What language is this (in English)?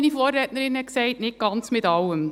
Swiss German